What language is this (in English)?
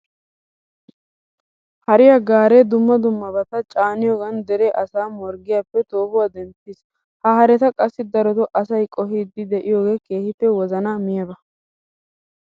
Wolaytta